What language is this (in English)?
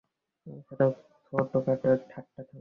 Bangla